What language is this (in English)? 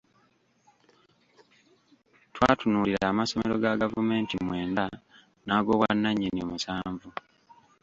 Ganda